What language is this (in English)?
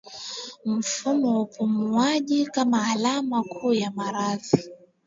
Swahili